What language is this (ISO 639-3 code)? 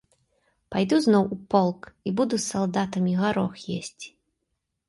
bel